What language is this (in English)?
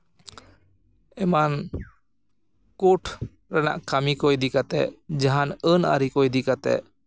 Santali